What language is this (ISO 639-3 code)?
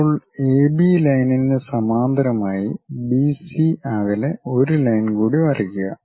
mal